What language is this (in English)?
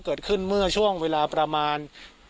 Thai